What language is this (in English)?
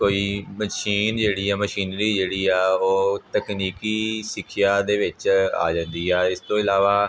Punjabi